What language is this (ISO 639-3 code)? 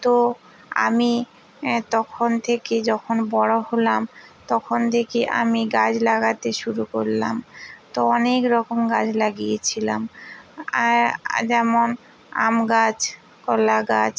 ben